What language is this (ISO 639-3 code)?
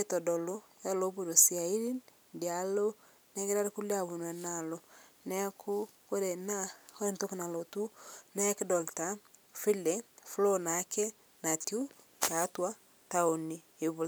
mas